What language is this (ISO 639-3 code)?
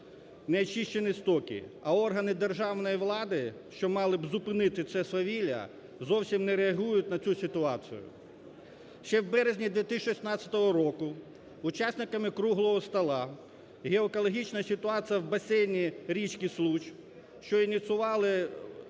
ukr